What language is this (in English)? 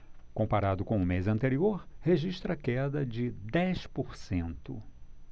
Portuguese